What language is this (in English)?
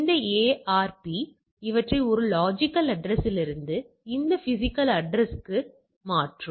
Tamil